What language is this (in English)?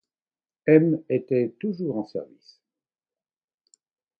French